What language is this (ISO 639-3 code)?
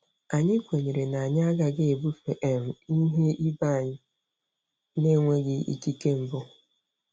ibo